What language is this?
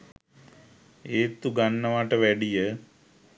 Sinhala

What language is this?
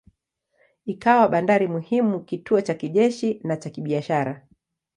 Swahili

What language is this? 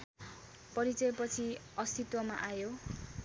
Nepali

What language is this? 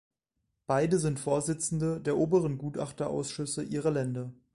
German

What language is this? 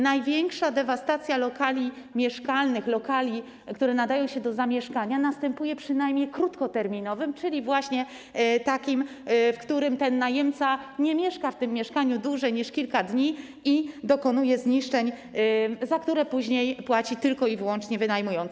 Polish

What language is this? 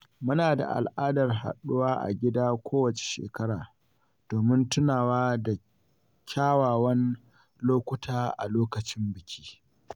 Hausa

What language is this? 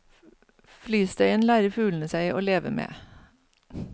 Norwegian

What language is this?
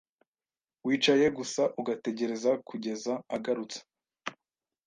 Kinyarwanda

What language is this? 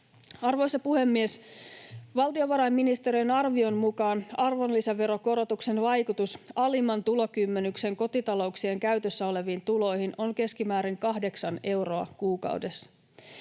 Finnish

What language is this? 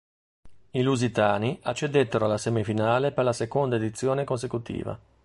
Italian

